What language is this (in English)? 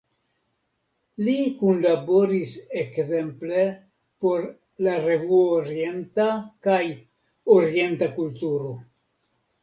Esperanto